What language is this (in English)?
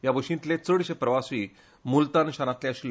Konkani